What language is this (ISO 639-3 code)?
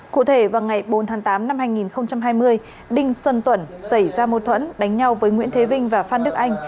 vie